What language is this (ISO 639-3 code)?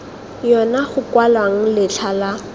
tsn